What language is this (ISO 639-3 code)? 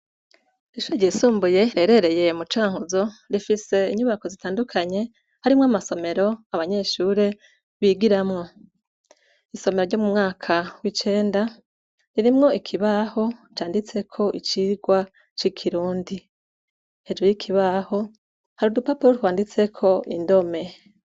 run